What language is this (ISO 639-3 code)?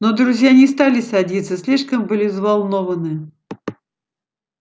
rus